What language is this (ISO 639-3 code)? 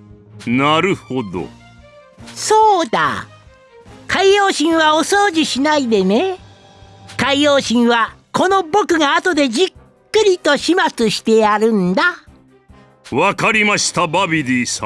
jpn